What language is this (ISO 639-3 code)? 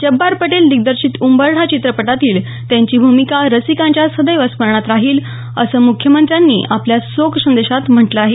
mar